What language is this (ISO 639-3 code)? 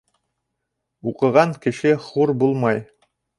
bak